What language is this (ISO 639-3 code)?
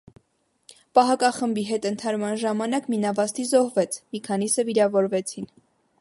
hye